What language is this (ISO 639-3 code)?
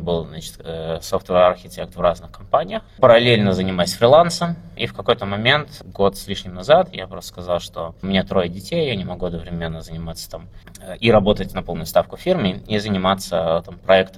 rus